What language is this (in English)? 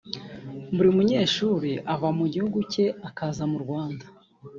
Kinyarwanda